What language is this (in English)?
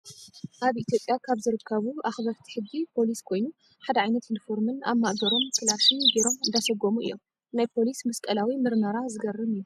Tigrinya